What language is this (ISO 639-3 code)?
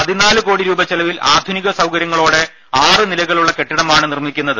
mal